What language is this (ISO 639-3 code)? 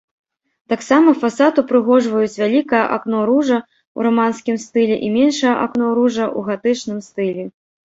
bel